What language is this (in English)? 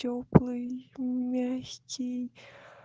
Russian